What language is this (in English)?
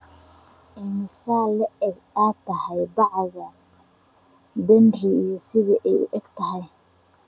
Somali